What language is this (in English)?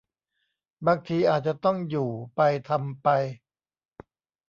Thai